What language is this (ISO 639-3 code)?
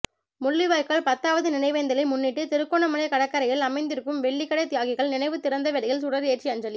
tam